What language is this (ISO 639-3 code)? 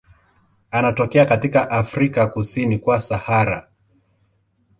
swa